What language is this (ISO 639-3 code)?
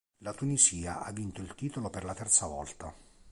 ita